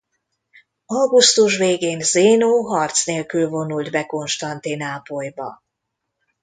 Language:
Hungarian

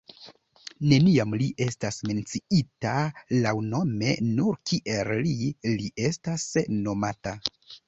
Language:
Esperanto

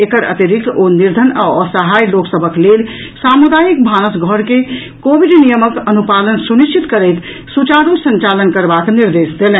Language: Maithili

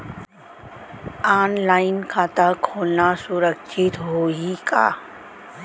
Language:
Chhattisgarhi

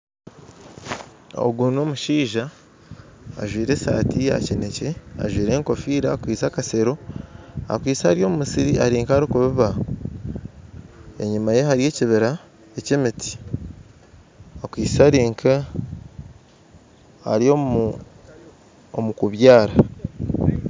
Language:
Nyankole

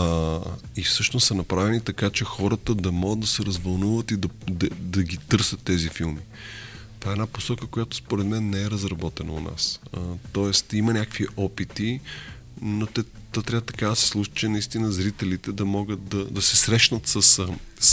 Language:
Bulgarian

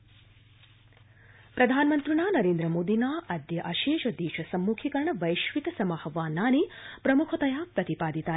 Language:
Sanskrit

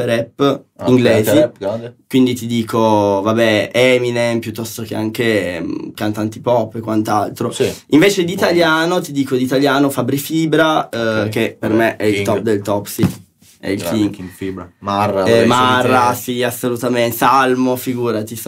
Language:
Italian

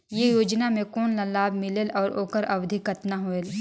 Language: Chhattisgarhi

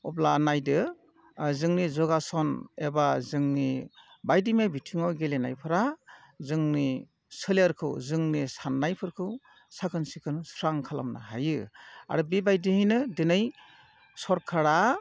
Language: Bodo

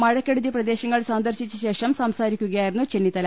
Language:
Malayalam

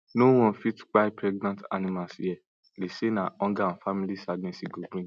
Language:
Nigerian Pidgin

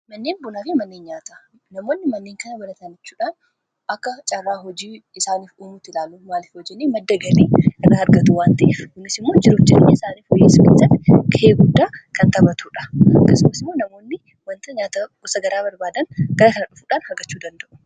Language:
Oromo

